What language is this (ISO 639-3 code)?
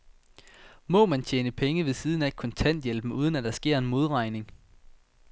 dan